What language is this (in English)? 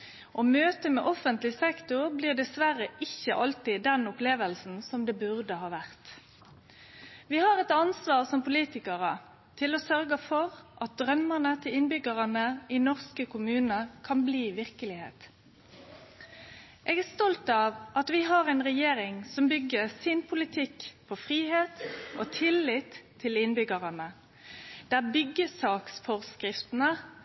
Norwegian Nynorsk